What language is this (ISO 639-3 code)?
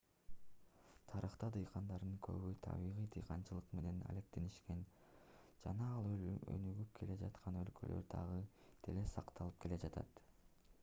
kir